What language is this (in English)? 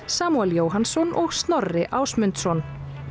Icelandic